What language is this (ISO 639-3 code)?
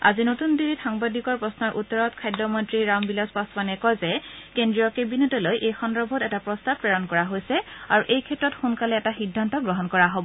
asm